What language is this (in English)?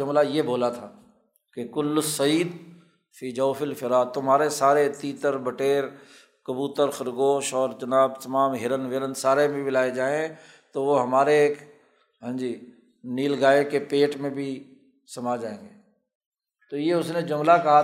Urdu